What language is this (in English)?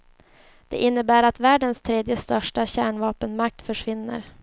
Swedish